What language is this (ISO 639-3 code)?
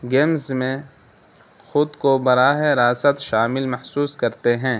urd